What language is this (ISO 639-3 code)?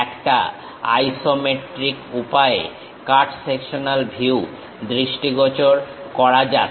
ben